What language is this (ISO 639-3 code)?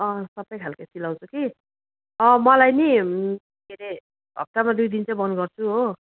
nep